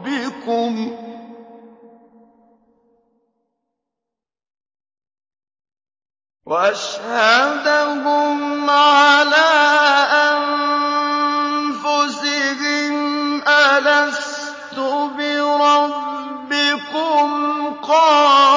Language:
Arabic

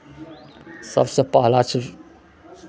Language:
Maithili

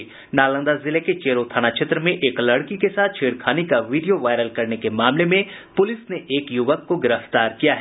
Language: Hindi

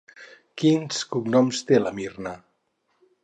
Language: Catalan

